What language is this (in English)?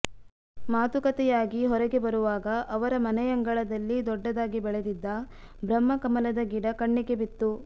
Kannada